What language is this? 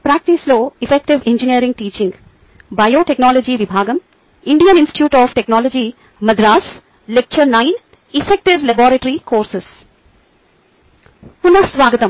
Telugu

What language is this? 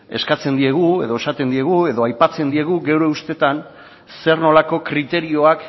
Basque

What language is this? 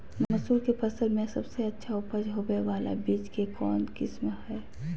Magahi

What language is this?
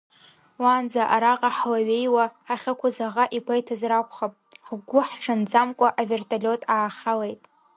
Abkhazian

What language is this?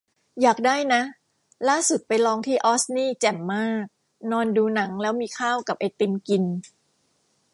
Thai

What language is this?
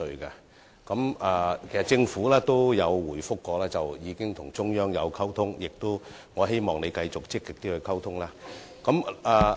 Cantonese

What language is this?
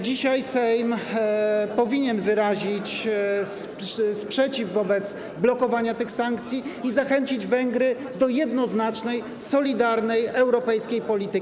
Polish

